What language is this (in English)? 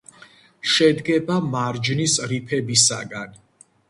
Georgian